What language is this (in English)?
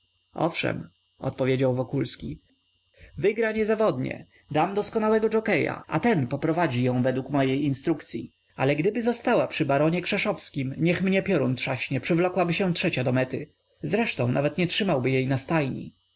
Polish